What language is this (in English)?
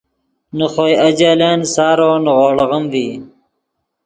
Yidgha